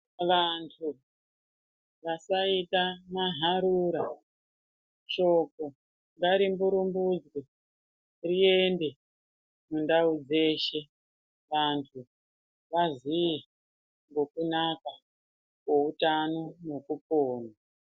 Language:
Ndau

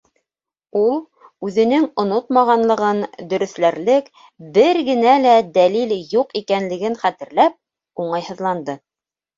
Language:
Bashkir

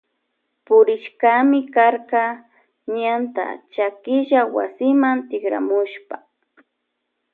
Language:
Loja Highland Quichua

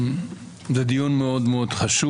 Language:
Hebrew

